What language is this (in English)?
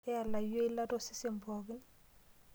Masai